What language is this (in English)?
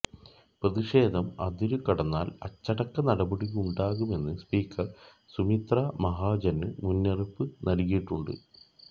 Malayalam